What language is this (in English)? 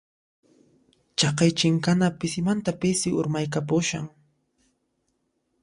Puno Quechua